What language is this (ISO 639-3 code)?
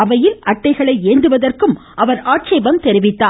tam